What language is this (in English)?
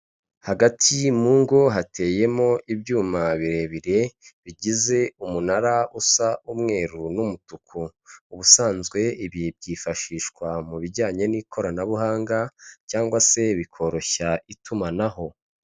Kinyarwanda